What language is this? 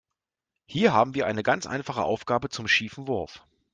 German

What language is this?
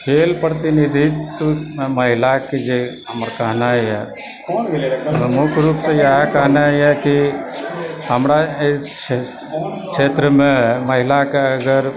Maithili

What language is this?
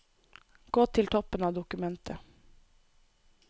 Norwegian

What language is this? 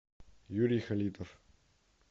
Russian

